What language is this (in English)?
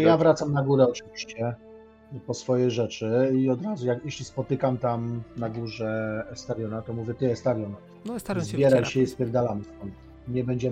Polish